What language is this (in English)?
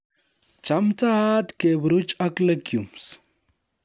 Kalenjin